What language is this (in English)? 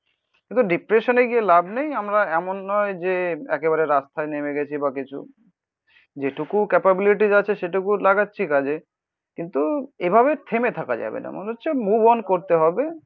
Bangla